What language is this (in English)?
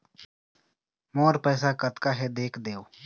Chhattisgarhi